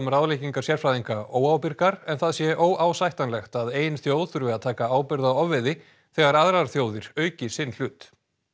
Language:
Icelandic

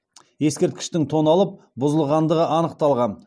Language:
Kazakh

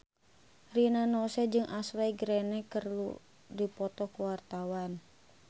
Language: Sundanese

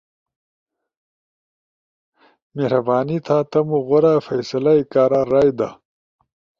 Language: Ushojo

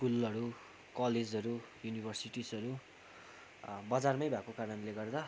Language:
Nepali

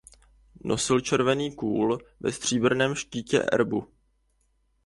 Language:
Czech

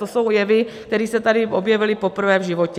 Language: Czech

